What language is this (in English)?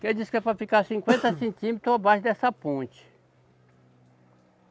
Portuguese